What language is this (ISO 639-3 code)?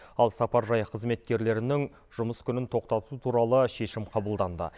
kaz